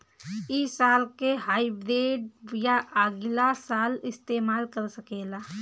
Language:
Bhojpuri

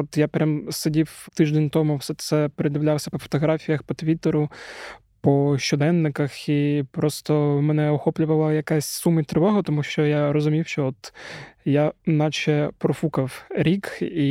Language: Ukrainian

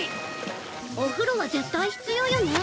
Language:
Japanese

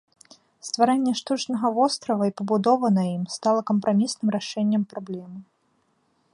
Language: Belarusian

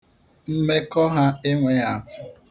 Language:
Igbo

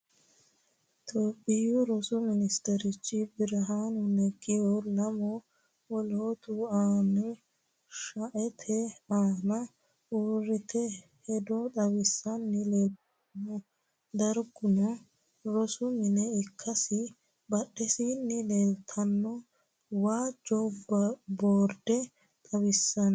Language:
Sidamo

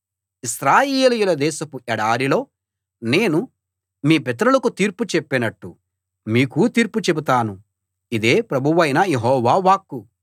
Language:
Telugu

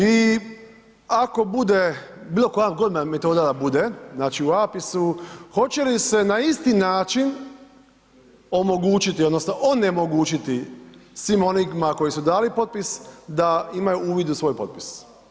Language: Croatian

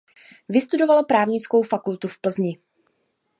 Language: Czech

